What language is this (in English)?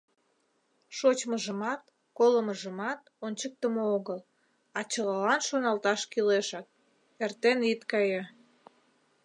Mari